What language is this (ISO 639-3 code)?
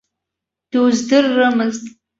abk